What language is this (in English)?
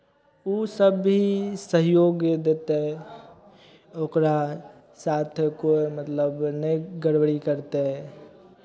Maithili